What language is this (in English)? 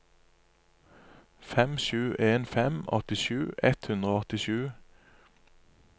Norwegian